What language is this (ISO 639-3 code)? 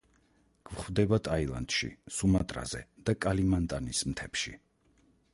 kat